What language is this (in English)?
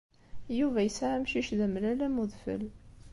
Kabyle